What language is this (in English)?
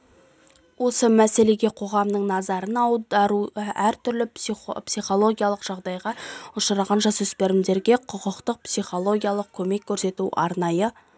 Kazakh